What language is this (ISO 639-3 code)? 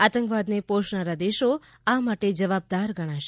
guj